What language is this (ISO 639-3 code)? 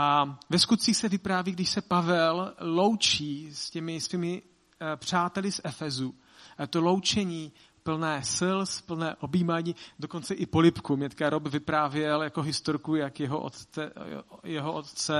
ces